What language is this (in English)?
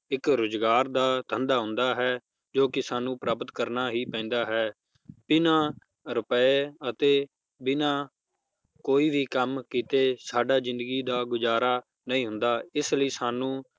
Punjabi